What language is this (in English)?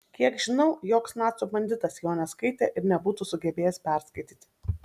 Lithuanian